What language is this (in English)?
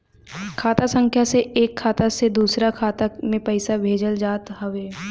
Bhojpuri